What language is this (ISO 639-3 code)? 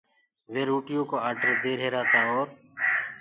ggg